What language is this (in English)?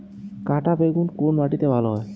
Bangla